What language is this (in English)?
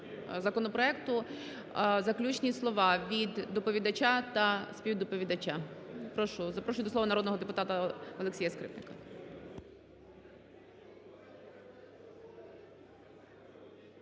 Ukrainian